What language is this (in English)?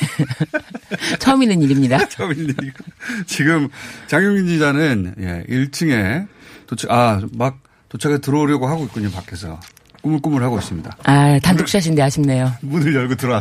Korean